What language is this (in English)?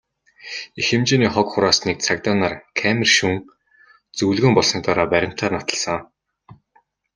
Mongolian